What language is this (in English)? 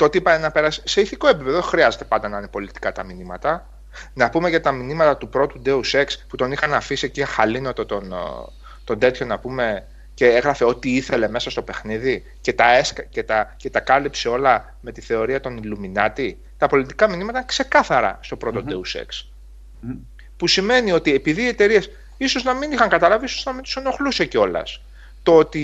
Greek